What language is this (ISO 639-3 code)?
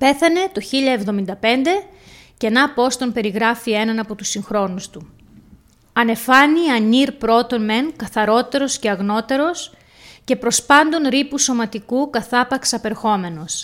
ell